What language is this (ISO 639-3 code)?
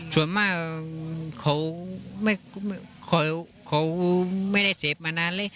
tha